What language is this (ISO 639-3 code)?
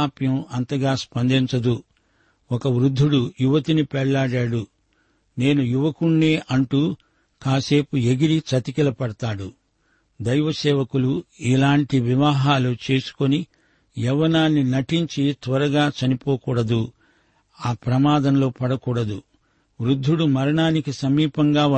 tel